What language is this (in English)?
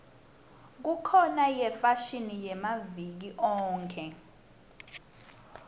Swati